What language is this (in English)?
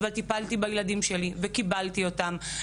Hebrew